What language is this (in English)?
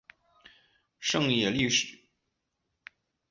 Chinese